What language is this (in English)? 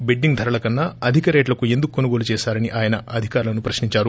Telugu